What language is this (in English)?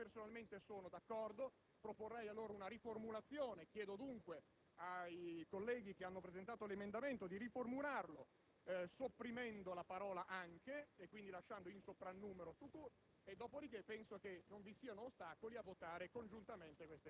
Italian